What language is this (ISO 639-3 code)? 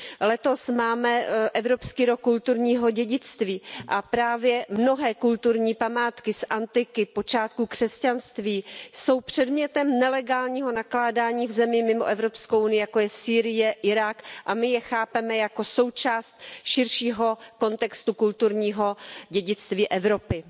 ces